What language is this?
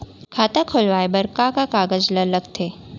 Chhattisgarhi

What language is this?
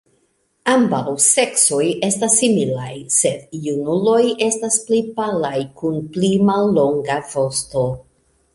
Esperanto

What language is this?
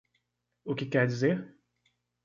Portuguese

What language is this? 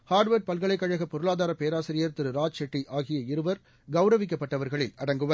Tamil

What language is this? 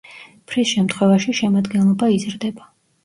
Georgian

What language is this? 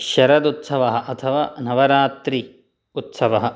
Sanskrit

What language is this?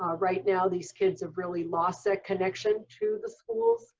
English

